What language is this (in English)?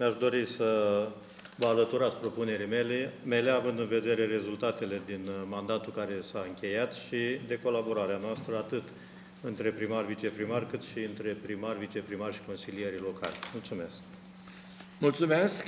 Romanian